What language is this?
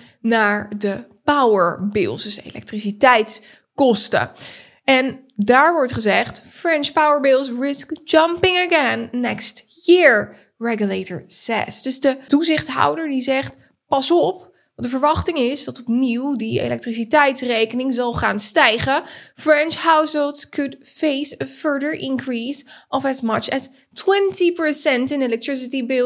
Dutch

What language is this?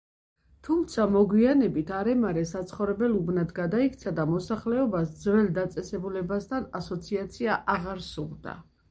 Georgian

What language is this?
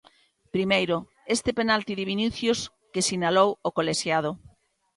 Galician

